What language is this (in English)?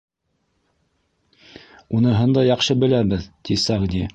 Bashkir